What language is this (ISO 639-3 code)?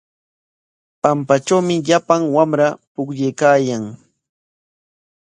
qwa